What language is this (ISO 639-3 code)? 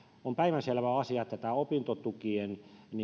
fin